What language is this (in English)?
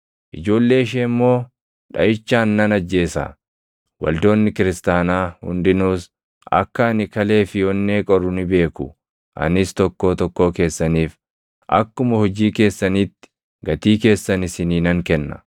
Oromo